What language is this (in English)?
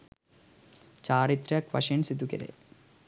Sinhala